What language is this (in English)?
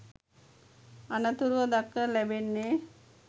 Sinhala